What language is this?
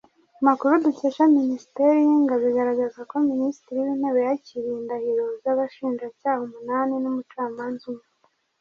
Kinyarwanda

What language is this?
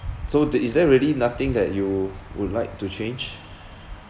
English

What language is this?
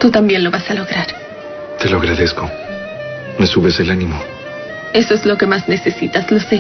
Spanish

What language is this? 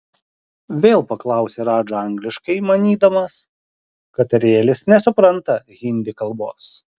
Lithuanian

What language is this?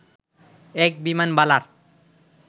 Bangla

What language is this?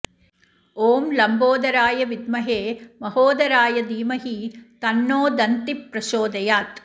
Sanskrit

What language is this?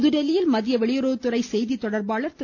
Tamil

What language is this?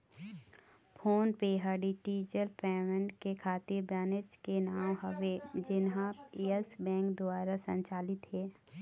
Chhattisgarhi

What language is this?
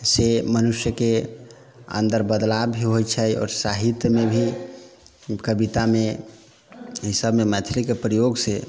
Maithili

